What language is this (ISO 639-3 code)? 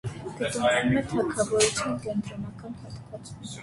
hye